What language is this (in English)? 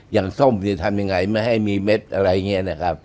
Thai